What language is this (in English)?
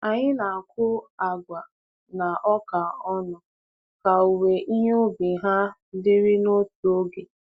Igbo